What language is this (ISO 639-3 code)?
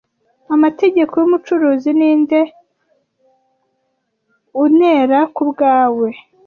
kin